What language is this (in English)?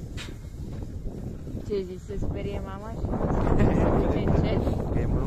Romanian